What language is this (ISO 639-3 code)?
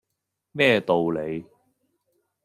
yue